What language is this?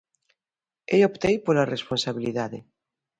Galician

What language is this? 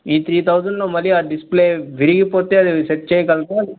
Telugu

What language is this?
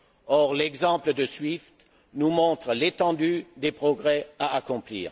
French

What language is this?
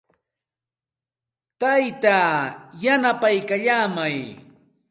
Santa Ana de Tusi Pasco Quechua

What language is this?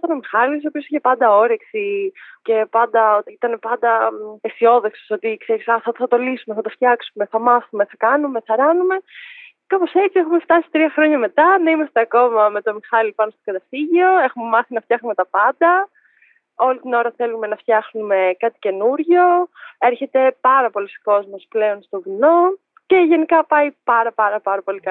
Greek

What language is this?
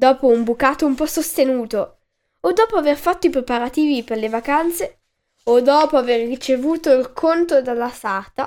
Italian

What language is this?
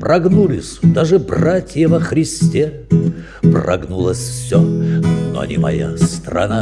Russian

